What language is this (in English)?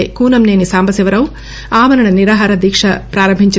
Telugu